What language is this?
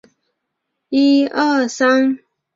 Chinese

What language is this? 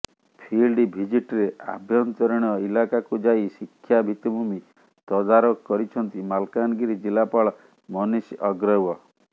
Odia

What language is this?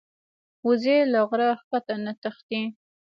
Pashto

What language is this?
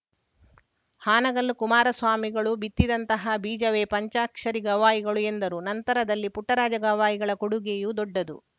Kannada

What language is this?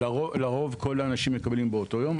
Hebrew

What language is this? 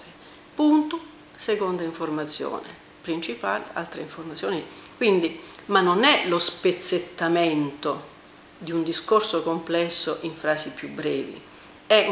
Italian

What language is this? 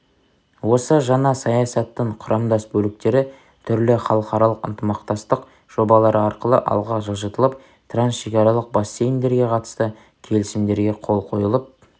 Kazakh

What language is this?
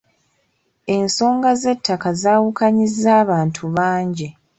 Ganda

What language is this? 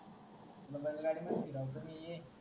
Marathi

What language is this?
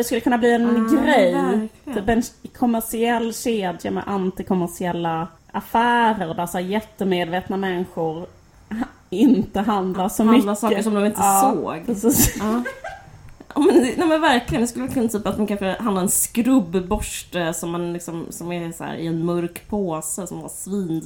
Swedish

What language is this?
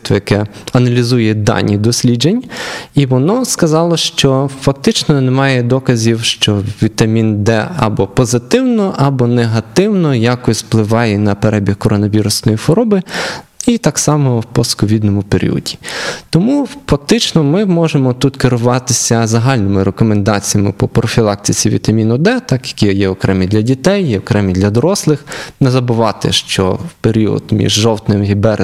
Ukrainian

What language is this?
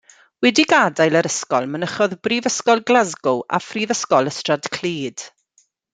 Welsh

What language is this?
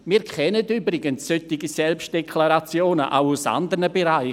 Swiss German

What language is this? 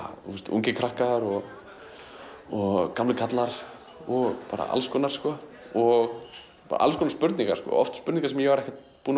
Icelandic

